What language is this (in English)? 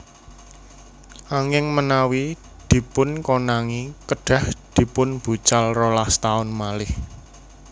Javanese